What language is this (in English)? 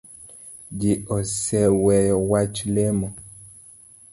Luo (Kenya and Tanzania)